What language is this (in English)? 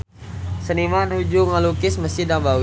Sundanese